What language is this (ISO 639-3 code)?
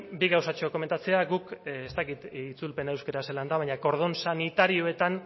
eus